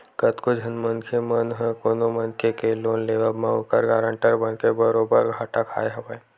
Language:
Chhattisgarhi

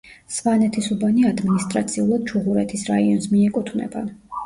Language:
Georgian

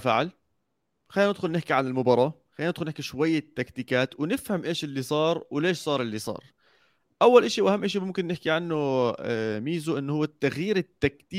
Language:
Arabic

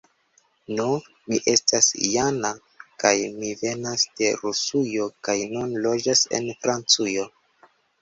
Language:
Esperanto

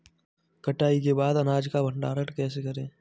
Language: Hindi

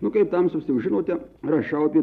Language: Lithuanian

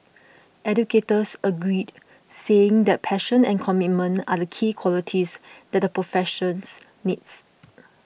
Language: English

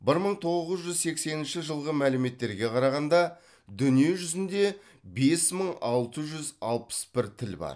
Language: Kazakh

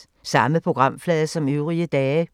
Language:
Danish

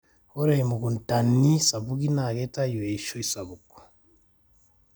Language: Masai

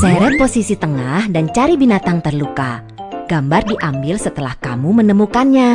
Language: Indonesian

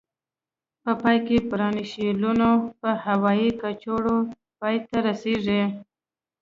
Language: Pashto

